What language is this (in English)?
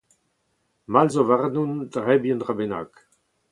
Breton